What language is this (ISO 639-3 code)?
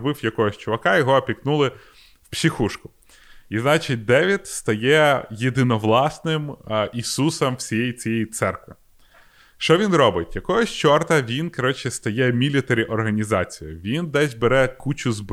ukr